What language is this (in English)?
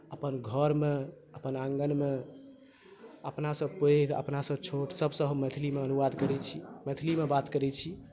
Maithili